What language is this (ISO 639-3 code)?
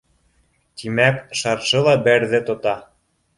bak